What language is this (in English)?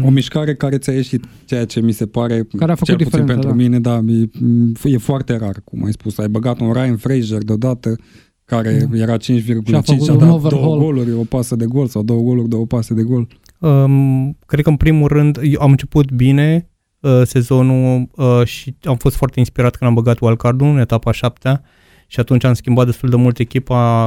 Romanian